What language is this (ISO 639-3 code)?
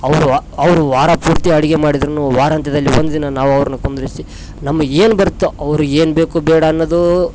kan